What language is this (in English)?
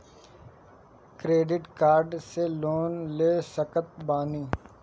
Bhojpuri